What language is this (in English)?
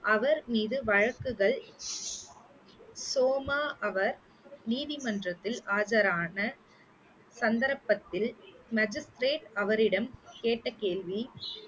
Tamil